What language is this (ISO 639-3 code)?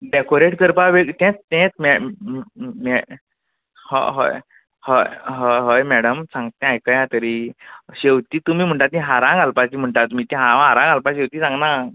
kok